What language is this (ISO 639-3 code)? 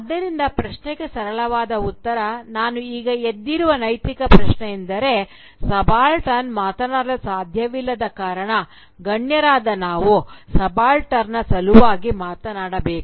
kan